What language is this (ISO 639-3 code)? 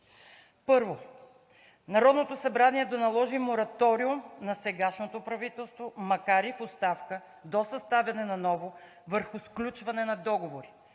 bul